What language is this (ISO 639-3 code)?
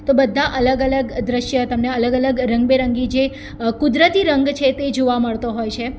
guj